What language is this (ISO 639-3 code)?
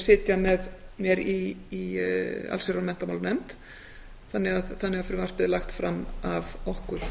isl